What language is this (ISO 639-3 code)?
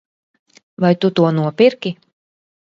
lav